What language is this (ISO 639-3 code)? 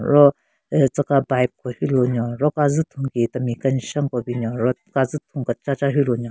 nre